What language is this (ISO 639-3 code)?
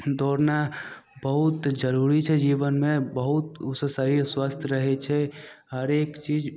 mai